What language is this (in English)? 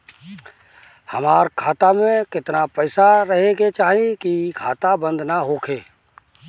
Bhojpuri